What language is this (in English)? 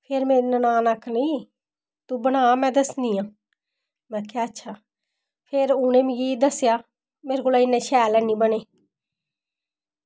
Dogri